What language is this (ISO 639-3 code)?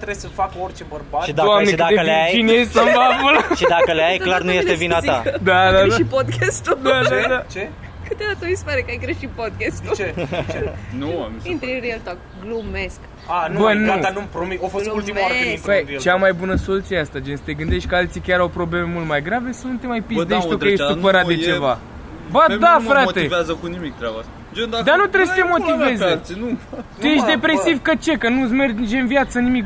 ron